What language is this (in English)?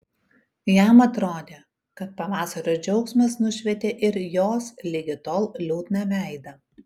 Lithuanian